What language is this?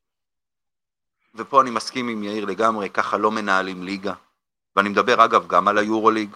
Hebrew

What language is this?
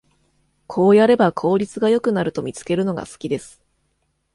Japanese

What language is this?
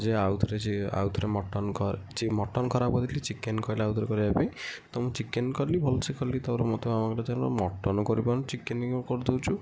Odia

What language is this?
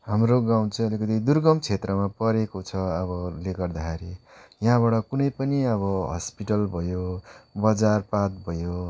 Nepali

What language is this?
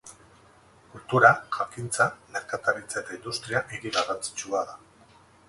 Basque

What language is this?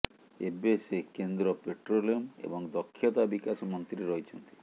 Odia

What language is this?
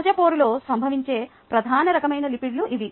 Telugu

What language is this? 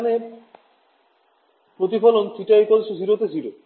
Bangla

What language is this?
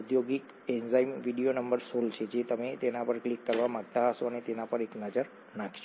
Gujarati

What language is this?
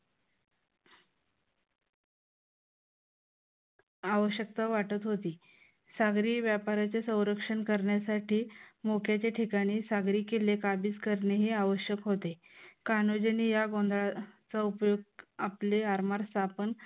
Marathi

